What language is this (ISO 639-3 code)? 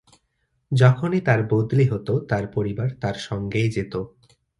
ben